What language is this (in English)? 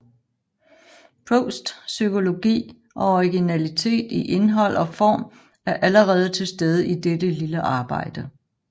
Danish